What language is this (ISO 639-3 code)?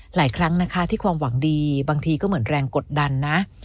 tha